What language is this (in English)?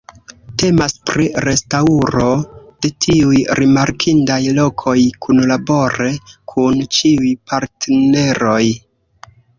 Esperanto